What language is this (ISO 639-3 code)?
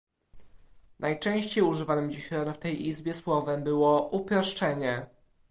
pol